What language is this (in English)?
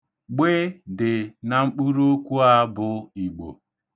Igbo